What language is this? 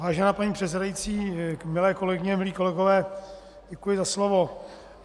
Czech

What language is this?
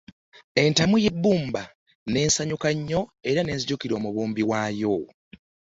Ganda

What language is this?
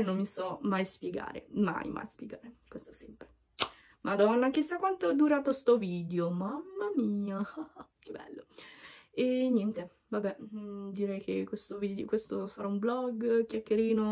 Italian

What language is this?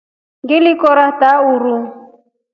Rombo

